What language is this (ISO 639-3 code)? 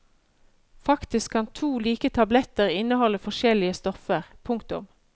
nor